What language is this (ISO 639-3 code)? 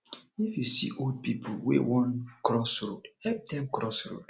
pcm